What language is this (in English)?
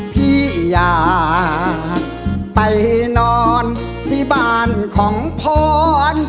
Thai